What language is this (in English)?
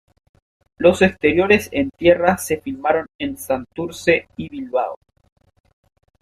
Spanish